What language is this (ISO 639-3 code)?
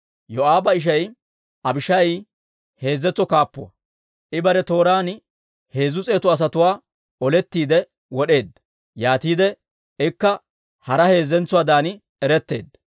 dwr